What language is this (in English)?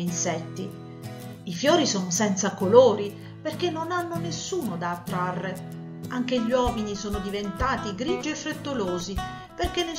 Italian